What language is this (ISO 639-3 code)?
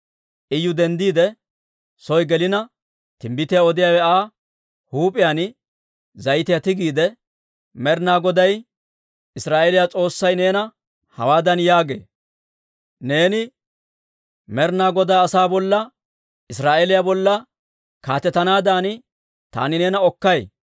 dwr